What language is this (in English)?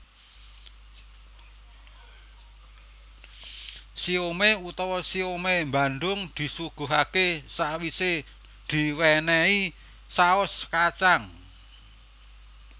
Javanese